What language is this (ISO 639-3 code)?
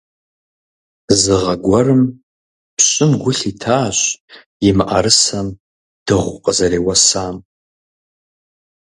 kbd